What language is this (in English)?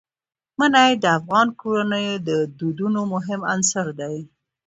Pashto